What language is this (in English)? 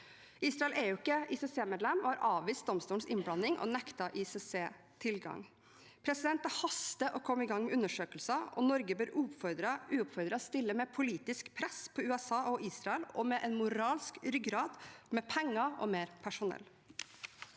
Norwegian